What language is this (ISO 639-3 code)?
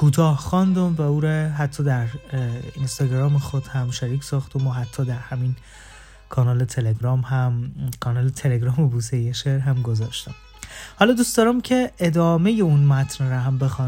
fas